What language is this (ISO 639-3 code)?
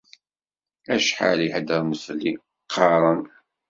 kab